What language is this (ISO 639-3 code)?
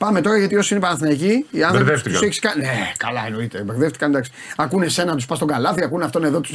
ell